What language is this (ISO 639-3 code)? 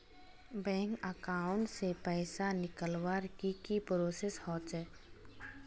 mag